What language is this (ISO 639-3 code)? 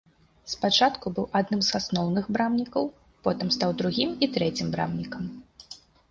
bel